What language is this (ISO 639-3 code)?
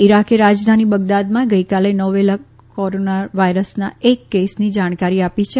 guj